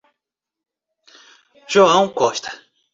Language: Portuguese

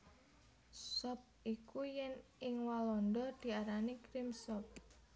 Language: Javanese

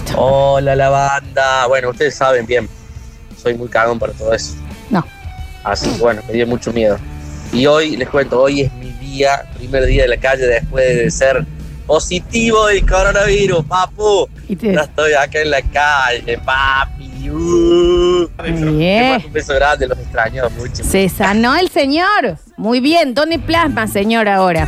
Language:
Spanish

